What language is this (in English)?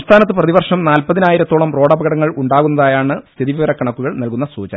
Malayalam